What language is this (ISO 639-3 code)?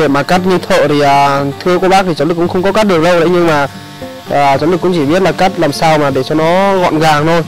vie